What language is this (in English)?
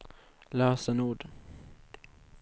Swedish